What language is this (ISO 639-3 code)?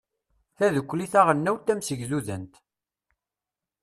kab